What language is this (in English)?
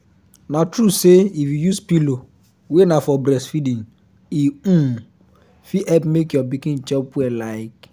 Nigerian Pidgin